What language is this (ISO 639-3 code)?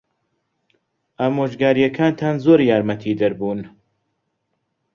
ckb